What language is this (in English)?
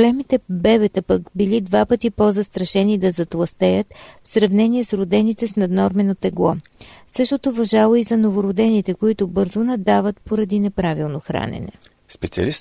Bulgarian